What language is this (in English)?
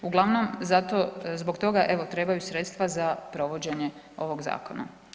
Croatian